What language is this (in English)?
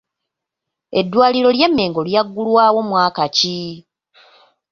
Ganda